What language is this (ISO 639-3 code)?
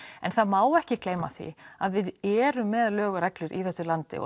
isl